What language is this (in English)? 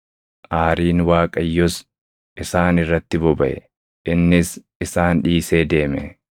Oromo